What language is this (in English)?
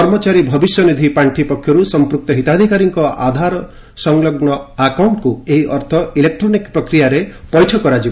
Odia